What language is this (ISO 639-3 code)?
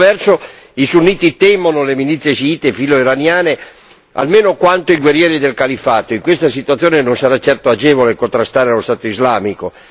ita